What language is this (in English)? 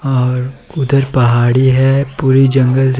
Hindi